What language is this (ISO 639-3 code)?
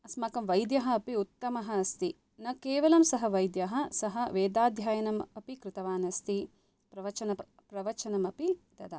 san